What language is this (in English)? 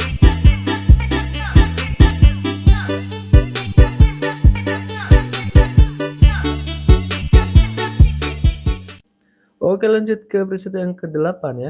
Indonesian